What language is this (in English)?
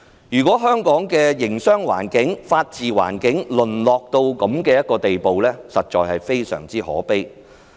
Cantonese